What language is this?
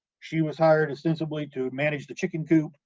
English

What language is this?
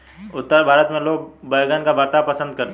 Hindi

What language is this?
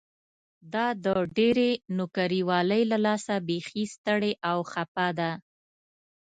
Pashto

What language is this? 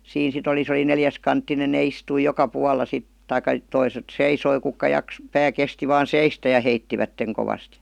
Finnish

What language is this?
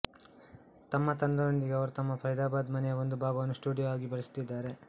Kannada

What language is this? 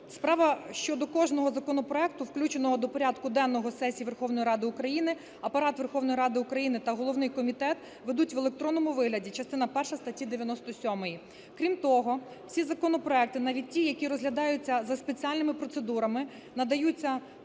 Ukrainian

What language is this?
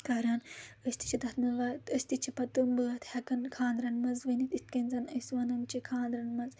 Kashmiri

